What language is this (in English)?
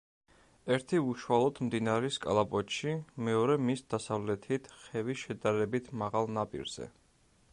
Georgian